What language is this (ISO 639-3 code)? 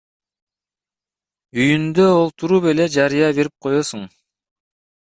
kir